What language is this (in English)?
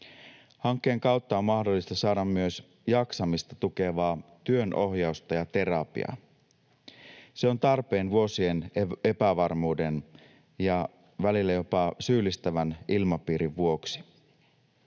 Finnish